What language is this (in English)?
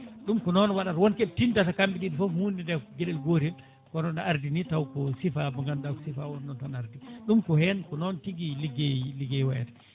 Fula